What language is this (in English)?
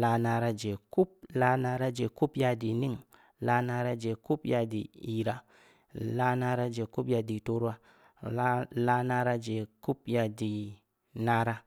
Samba Leko